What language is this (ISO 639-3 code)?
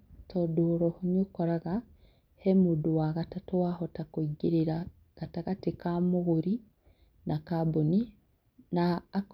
kik